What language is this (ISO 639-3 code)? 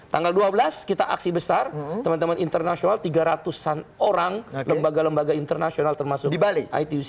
ind